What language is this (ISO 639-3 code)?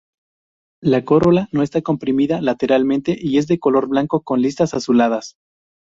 spa